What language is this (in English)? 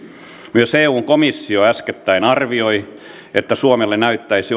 Finnish